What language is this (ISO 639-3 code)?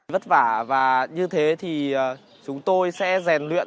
vie